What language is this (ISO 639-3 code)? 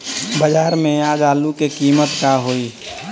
bho